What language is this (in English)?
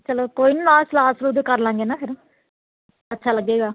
Punjabi